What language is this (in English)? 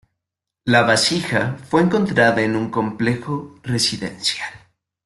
Spanish